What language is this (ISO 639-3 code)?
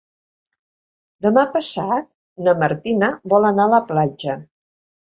cat